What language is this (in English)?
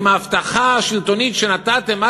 Hebrew